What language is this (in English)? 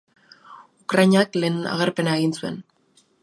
Basque